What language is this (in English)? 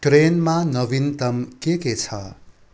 Nepali